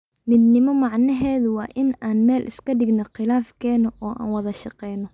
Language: Somali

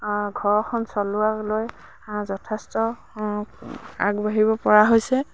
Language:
Assamese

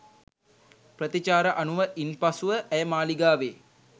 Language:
Sinhala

